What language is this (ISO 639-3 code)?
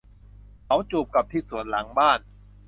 tha